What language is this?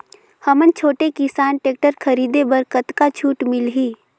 Chhattisgarhi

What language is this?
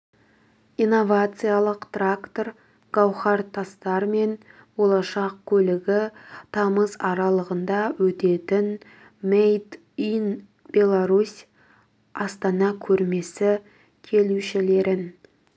Kazakh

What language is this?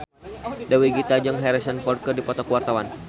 Sundanese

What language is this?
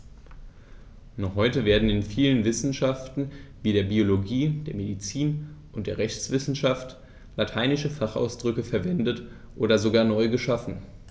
German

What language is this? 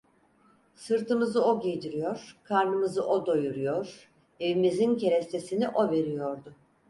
Turkish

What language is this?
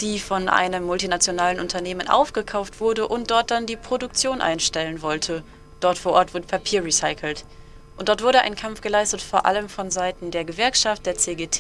German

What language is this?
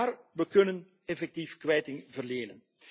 Dutch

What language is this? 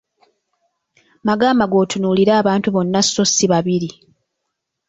Ganda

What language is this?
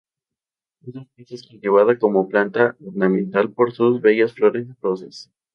Spanish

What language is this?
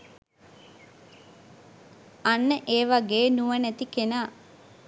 Sinhala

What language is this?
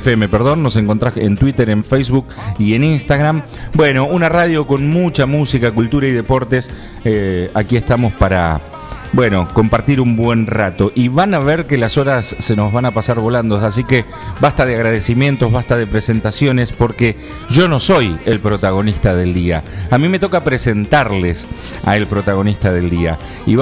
Spanish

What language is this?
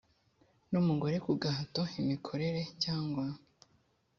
Kinyarwanda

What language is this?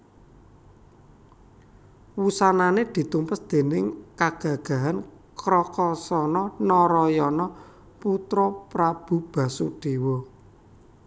Javanese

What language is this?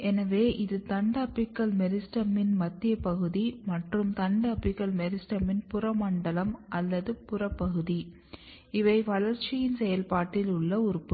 Tamil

